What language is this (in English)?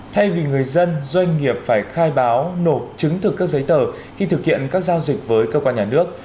Vietnamese